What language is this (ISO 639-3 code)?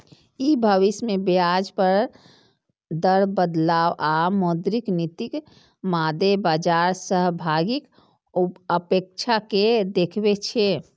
mai